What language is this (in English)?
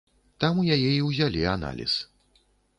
Belarusian